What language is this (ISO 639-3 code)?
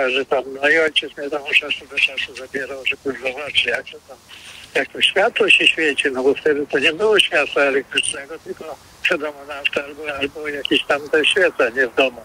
pol